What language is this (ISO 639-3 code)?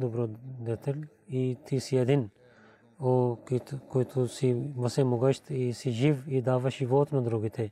bul